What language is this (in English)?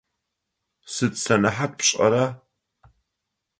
Adyghe